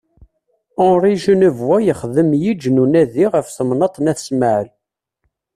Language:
Kabyle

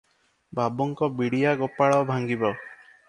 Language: Odia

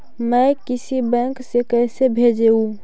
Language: Magahi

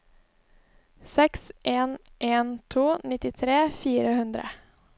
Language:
Norwegian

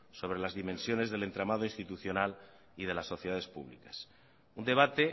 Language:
Spanish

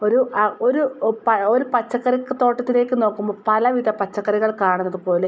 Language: Malayalam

